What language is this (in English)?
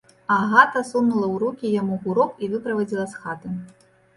Belarusian